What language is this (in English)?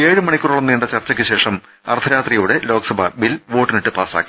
Malayalam